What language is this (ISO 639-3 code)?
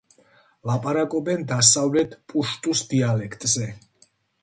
kat